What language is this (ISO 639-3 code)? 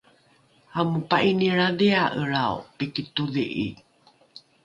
dru